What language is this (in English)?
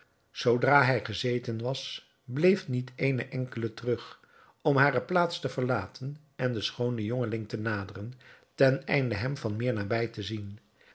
Dutch